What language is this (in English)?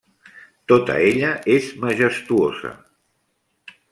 Catalan